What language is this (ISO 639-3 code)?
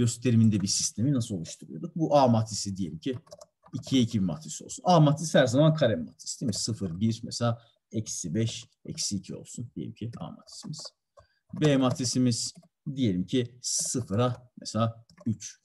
tur